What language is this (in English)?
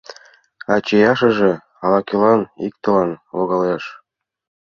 Mari